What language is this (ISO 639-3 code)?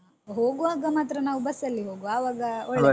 kan